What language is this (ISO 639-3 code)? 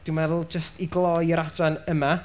cym